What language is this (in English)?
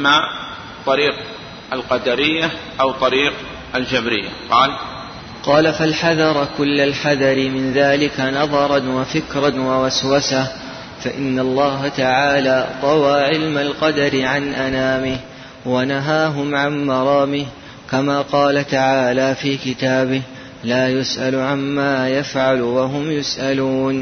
Arabic